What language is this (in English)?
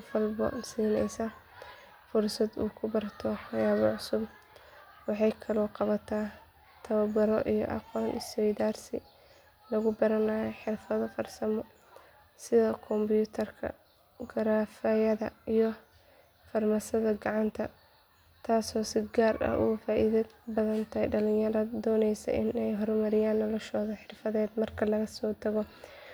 Somali